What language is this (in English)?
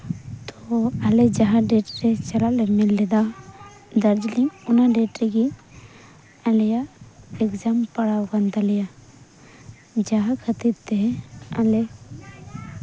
Santali